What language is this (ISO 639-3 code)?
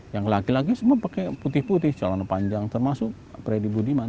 ind